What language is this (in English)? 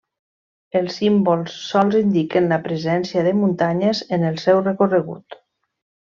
Catalan